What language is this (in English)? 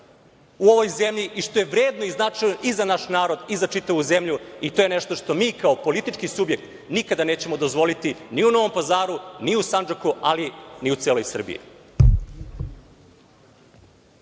Serbian